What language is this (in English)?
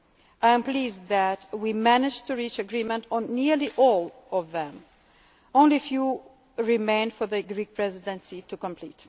English